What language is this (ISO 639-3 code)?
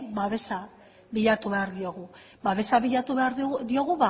eus